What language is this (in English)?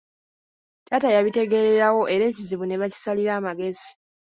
Ganda